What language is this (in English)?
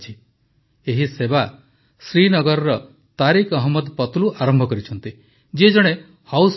Odia